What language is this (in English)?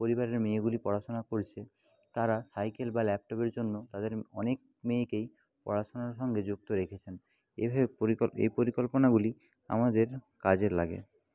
Bangla